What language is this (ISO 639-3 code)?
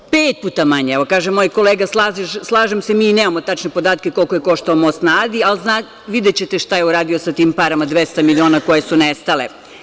srp